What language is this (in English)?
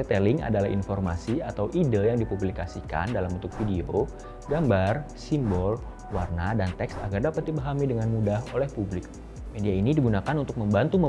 Indonesian